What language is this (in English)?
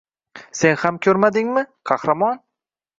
Uzbek